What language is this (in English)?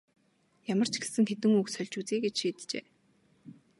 Mongolian